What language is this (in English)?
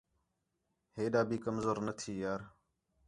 Khetrani